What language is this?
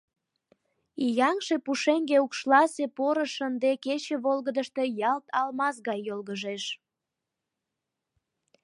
Mari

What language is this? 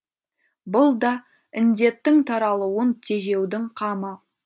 Kazakh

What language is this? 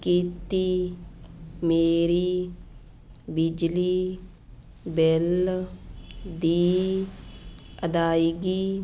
Punjabi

